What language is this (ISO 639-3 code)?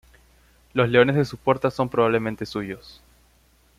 spa